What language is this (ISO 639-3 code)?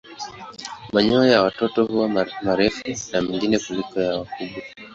swa